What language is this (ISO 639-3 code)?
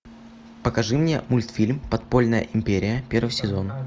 rus